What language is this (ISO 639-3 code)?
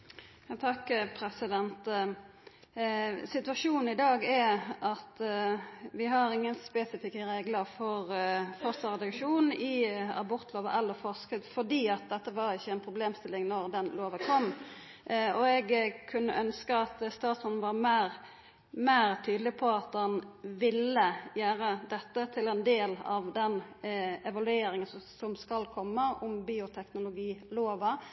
nno